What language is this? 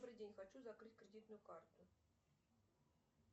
Russian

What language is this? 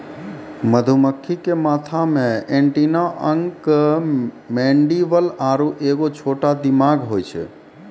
Maithili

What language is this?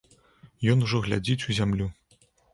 Belarusian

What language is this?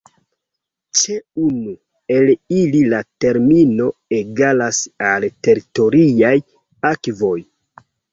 Esperanto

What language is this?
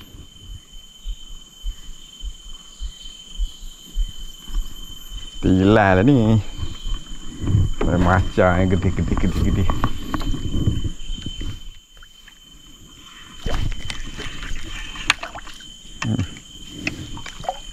Malay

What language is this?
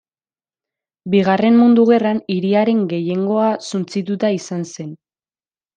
Basque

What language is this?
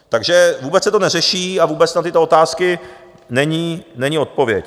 Czech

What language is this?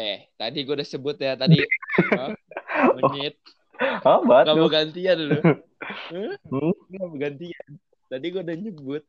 Indonesian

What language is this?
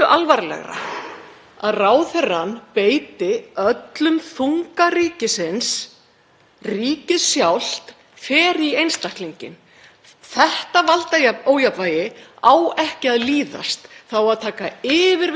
Icelandic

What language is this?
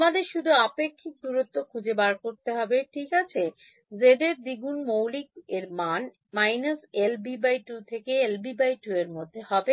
Bangla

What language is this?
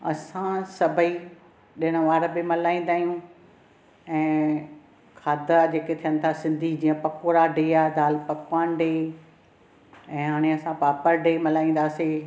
Sindhi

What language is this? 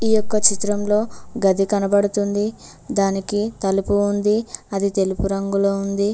Telugu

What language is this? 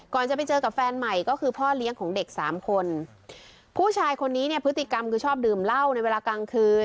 Thai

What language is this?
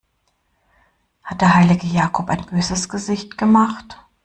German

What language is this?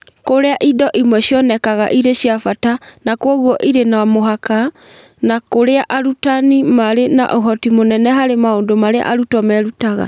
Kikuyu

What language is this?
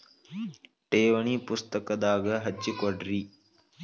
Kannada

